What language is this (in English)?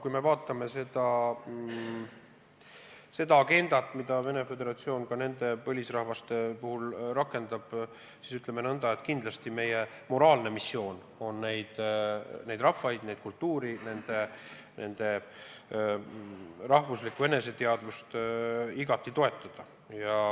Estonian